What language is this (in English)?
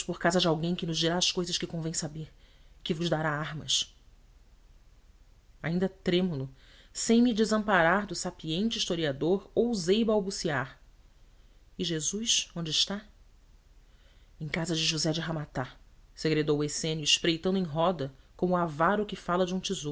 Portuguese